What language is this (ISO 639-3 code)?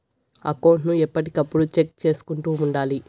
tel